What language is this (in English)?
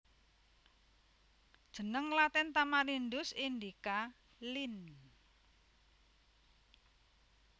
Javanese